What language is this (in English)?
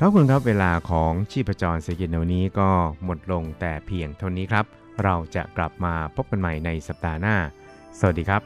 Thai